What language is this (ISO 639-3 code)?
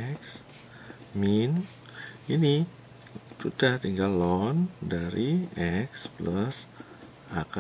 ind